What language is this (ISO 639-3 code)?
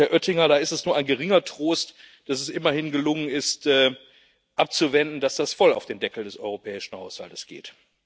deu